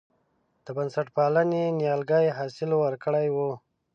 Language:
Pashto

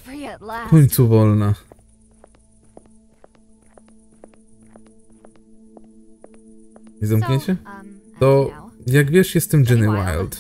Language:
Polish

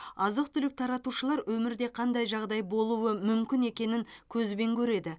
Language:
Kazakh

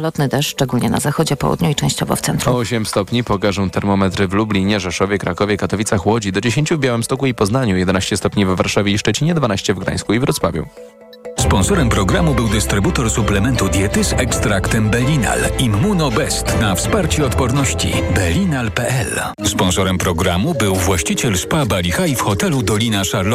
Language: Polish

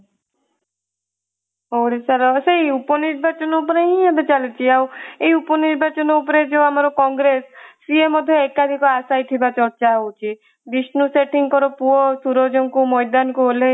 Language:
Odia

